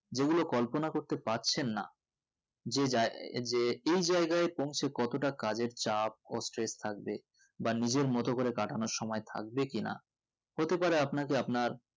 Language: Bangla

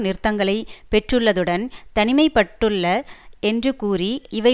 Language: Tamil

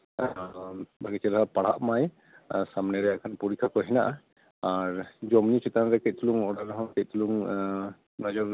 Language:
Santali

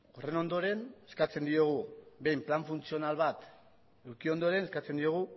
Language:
Basque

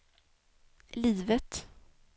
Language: Swedish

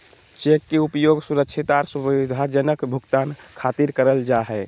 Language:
Magahi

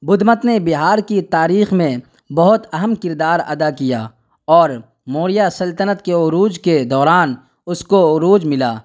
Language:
Urdu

